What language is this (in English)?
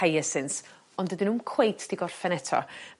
Welsh